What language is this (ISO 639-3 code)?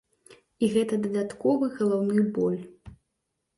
bel